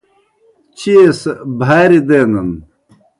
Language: Kohistani Shina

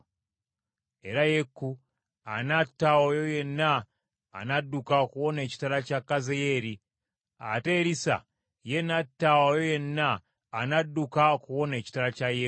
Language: Ganda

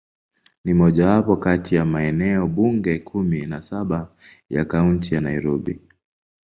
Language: Swahili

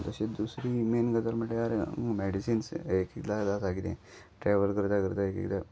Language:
Konkani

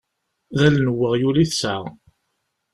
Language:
Kabyle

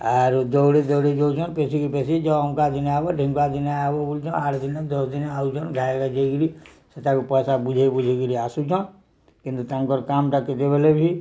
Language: Odia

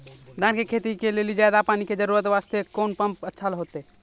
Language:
Maithili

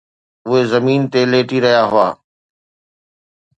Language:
Sindhi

